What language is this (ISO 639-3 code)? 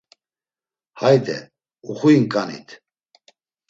lzz